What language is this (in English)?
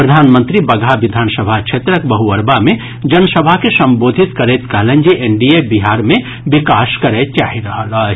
Maithili